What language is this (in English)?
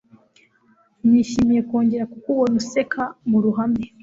Kinyarwanda